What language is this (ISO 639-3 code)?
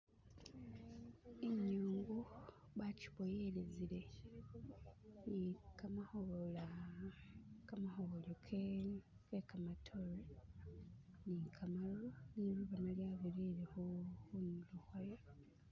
myx